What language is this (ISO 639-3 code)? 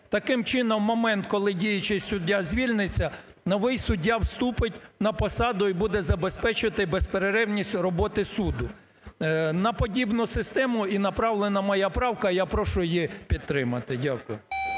ukr